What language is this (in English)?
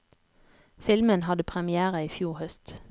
Norwegian